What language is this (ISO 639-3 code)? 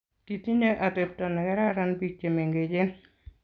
kln